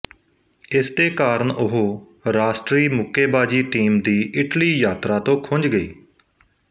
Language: Punjabi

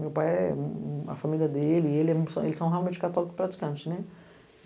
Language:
Portuguese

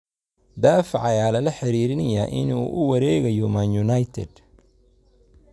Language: Somali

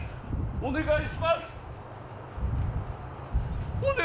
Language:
Japanese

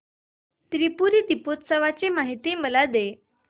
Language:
Marathi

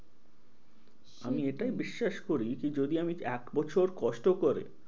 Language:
Bangla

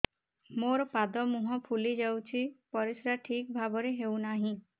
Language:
Odia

